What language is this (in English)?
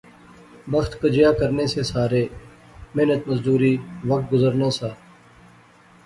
Pahari-Potwari